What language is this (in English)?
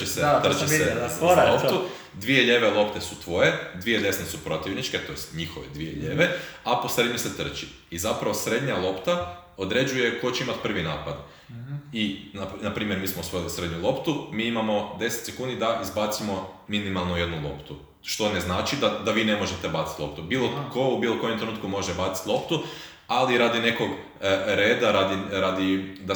Croatian